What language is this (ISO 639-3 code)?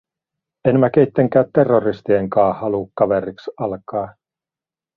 fin